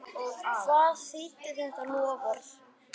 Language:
Icelandic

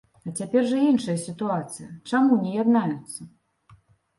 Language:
Belarusian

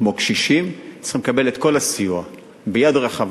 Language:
Hebrew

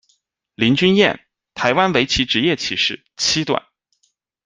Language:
Chinese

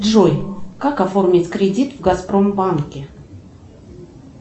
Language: Russian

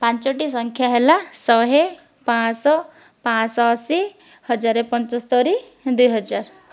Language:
Odia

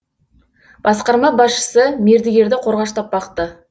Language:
Kazakh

